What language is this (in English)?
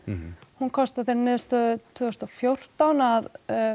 Icelandic